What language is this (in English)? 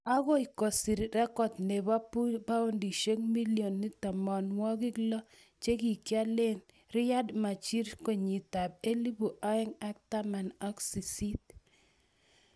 Kalenjin